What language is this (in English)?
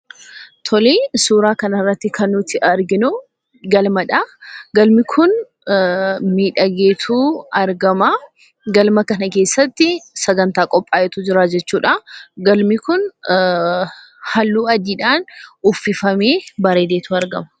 Oromo